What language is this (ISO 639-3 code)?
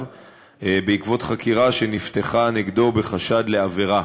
heb